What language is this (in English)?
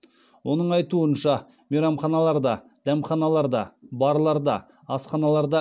Kazakh